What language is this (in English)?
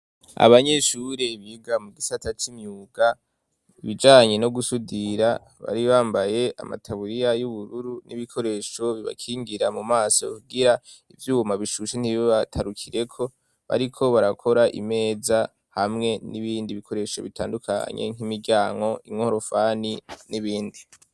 Rundi